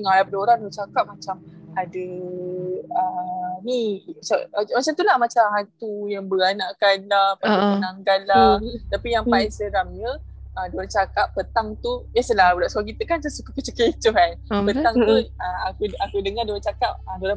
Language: Malay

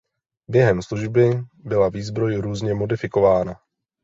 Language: Czech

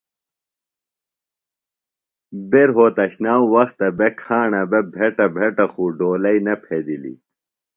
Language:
Phalura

